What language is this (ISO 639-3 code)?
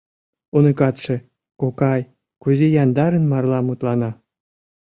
chm